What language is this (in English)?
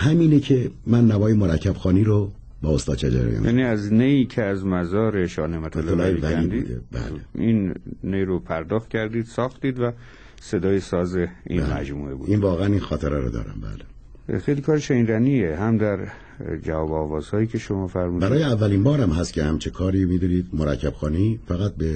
Persian